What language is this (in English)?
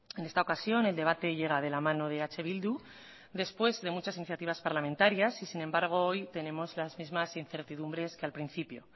Spanish